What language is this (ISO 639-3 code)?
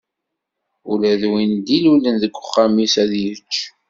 kab